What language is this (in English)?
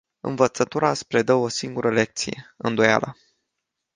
Romanian